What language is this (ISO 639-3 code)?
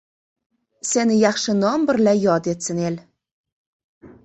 uzb